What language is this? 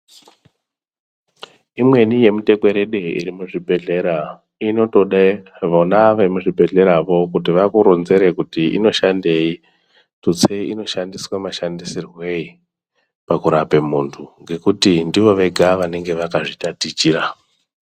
Ndau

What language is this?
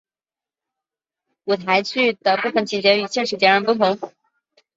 Chinese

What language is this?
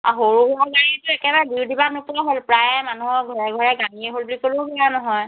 Assamese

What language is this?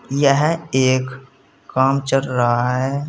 Hindi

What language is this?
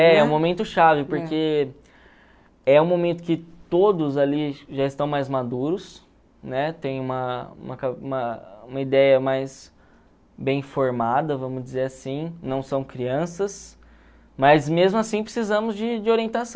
Portuguese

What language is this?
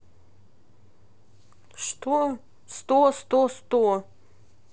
Russian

